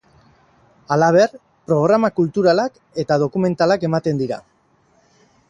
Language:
Basque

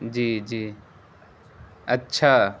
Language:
Urdu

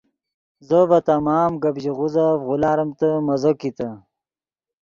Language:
Yidgha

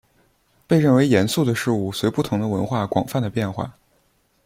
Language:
Chinese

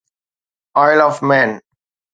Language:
Sindhi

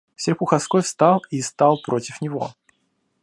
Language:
Russian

